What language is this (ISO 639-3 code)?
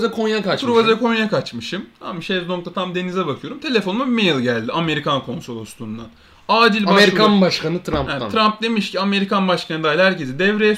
tur